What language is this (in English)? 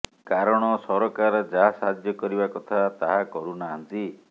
Odia